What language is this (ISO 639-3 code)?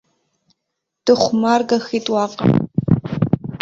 abk